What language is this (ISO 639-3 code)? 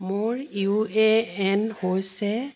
asm